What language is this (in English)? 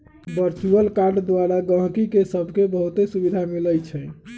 Magahi